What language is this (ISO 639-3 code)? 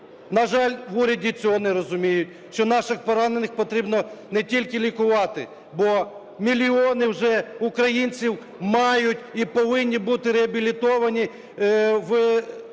ukr